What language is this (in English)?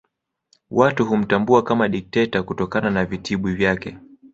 Swahili